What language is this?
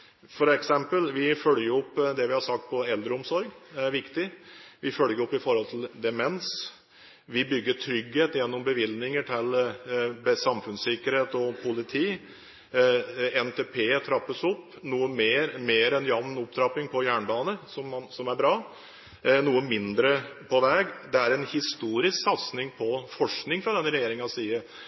Norwegian Bokmål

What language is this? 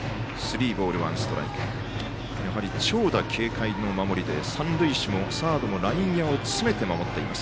Japanese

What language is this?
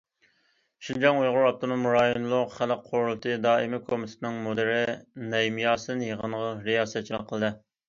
Uyghur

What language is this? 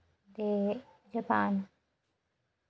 Dogri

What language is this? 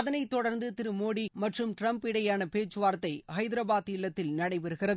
Tamil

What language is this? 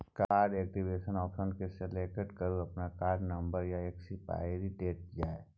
Maithili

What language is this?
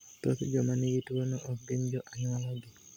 Luo (Kenya and Tanzania)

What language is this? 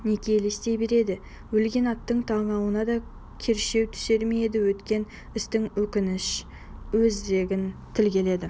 Kazakh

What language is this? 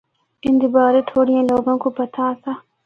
Northern Hindko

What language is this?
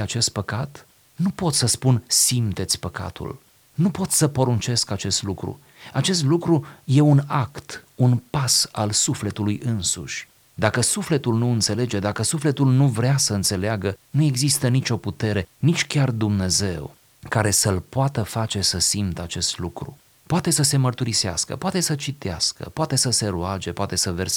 Romanian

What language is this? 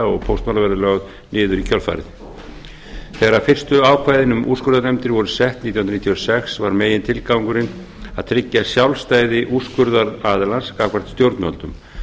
Icelandic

